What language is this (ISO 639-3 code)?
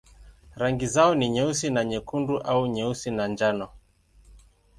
swa